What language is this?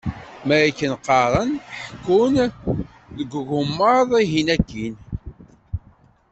Kabyle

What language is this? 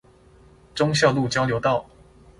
Chinese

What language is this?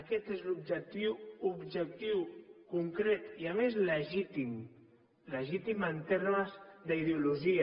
Catalan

